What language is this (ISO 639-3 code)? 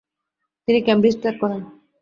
ben